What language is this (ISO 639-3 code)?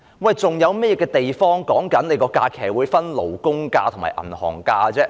yue